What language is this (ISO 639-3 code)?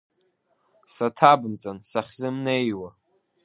abk